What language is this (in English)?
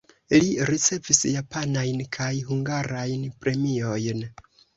Esperanto